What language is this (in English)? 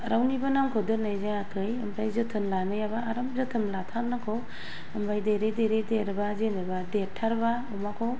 Bodo